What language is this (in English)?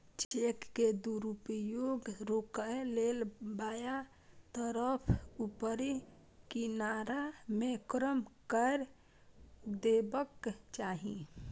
Maithili